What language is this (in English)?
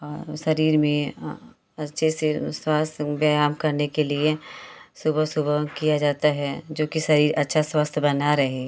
Hindi